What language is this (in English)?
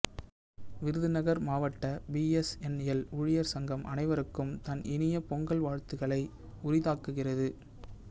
Tamil